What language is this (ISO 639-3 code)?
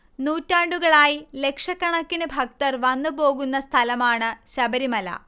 mal